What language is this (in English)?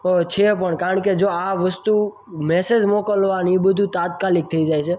Gujarati